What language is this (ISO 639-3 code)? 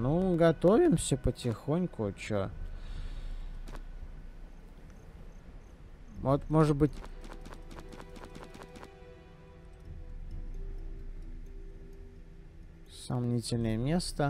rus